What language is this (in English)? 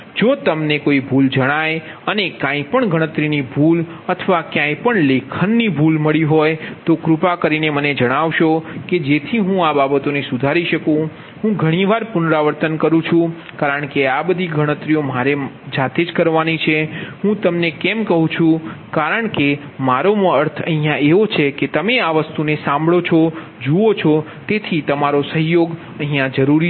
Gujarati